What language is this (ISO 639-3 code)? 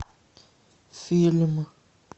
rus